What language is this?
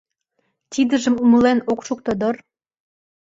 Mari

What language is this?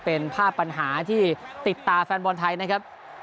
Thai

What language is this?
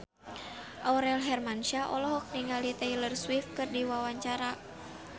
Sundanese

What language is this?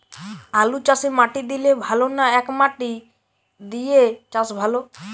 Bangla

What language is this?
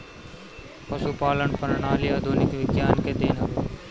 Bhojpuri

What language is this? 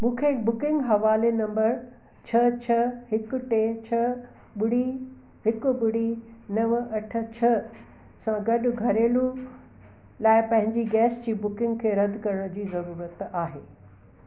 Sindhi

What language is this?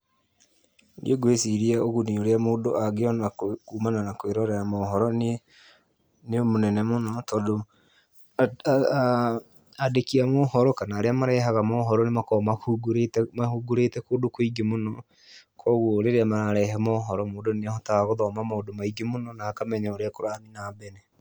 Kikuyu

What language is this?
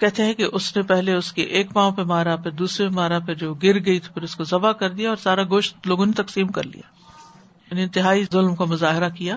Urdu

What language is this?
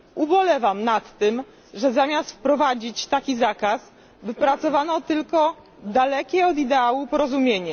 Polish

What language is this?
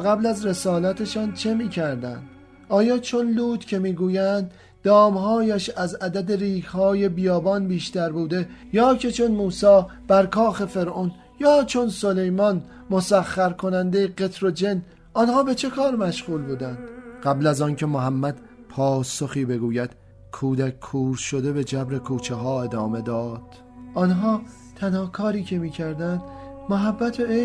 Persian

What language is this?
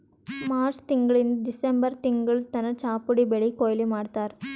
Kannada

